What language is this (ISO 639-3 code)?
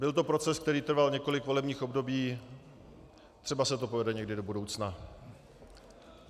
ces